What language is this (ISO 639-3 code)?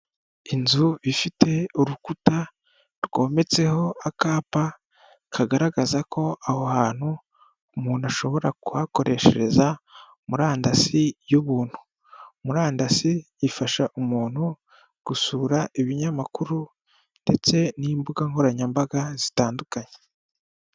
kin